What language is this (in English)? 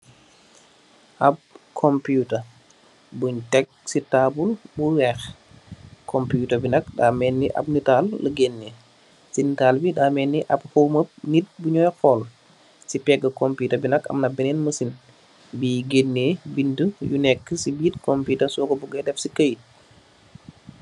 Wolof